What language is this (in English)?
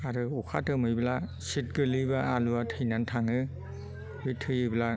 Bodo